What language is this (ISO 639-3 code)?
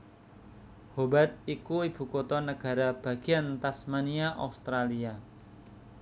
jav